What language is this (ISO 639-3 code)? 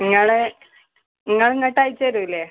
mal